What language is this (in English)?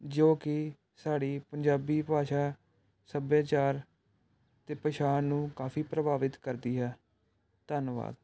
Punjabi